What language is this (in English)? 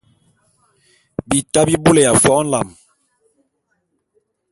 Bulu